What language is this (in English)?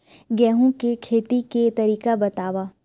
Chhattisgarhi